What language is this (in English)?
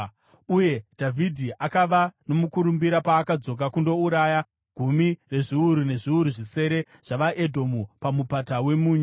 Shona